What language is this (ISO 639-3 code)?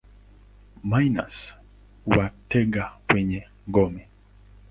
swa